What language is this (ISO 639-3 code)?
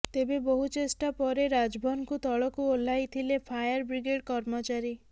ori